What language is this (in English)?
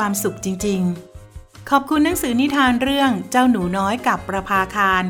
Thai